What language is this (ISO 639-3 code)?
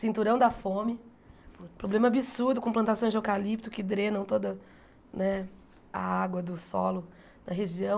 por